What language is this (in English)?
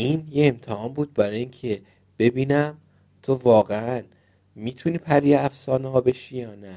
Persian